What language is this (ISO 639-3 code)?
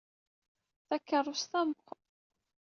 kab